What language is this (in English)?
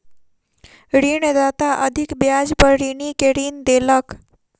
Maithili